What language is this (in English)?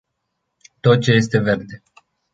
Romanian